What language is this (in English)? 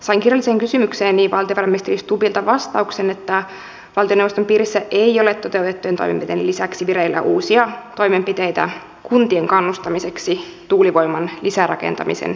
Finnish